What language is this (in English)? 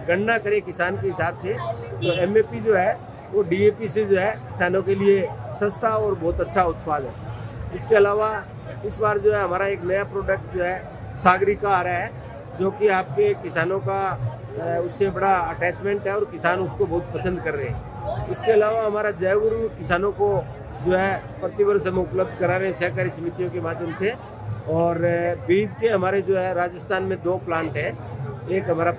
Hindi